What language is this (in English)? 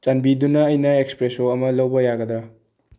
Manipuri